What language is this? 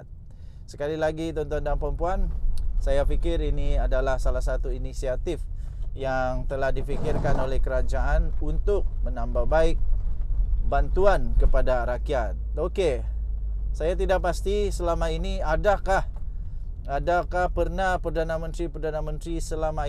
Malay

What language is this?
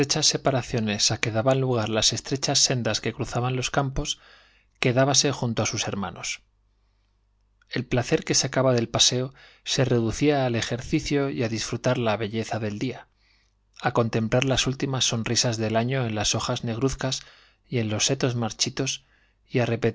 Spanish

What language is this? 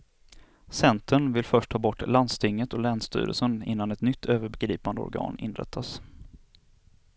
Swedish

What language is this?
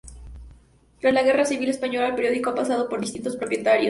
Spanish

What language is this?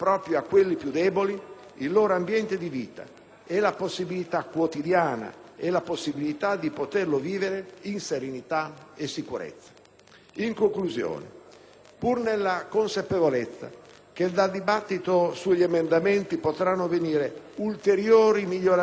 Italian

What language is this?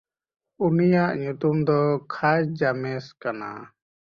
Santali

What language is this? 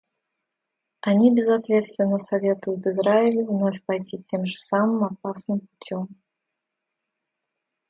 Russian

